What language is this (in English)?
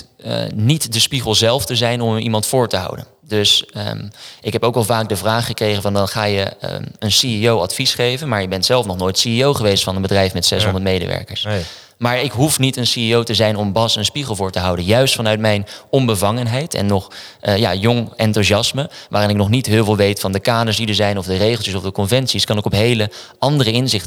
Dutch